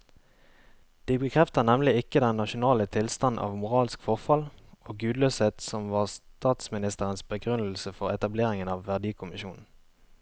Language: Norwegian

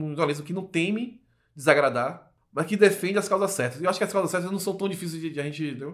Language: Portuguese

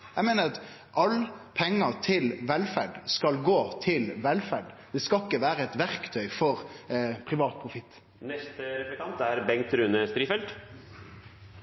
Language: Norwegian Nynorsk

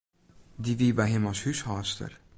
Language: Western Frisian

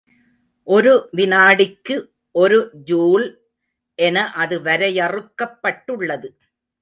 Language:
Tamil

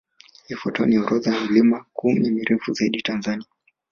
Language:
Swahili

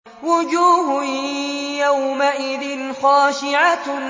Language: Arabic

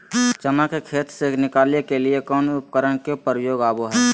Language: Magahi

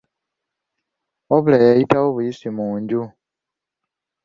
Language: Ganda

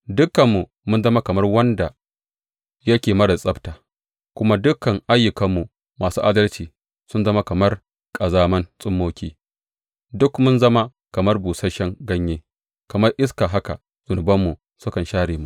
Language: Hausa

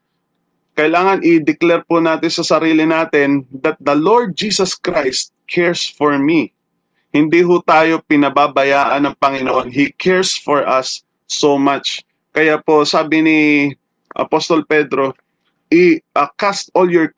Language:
Filipino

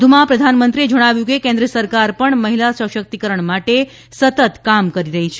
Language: Gujarati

